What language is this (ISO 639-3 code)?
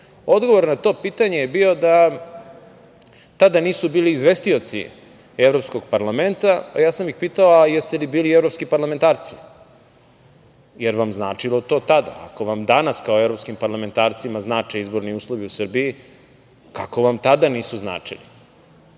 srp